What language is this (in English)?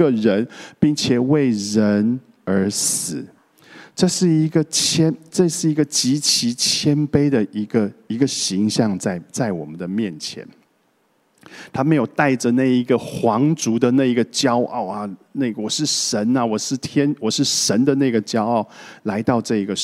Chinese